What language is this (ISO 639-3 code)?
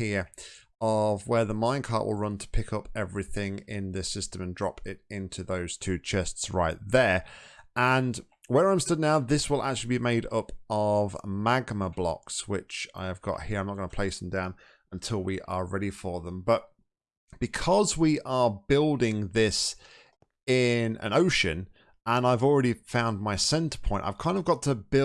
eng